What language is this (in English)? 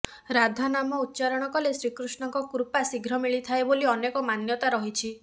Odia